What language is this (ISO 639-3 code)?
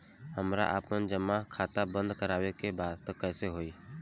bho